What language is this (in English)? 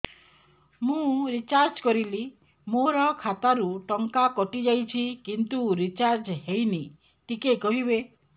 Odia